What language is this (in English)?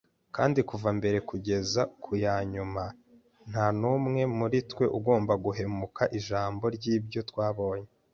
Kinyarwanda